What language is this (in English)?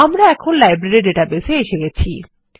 Bangla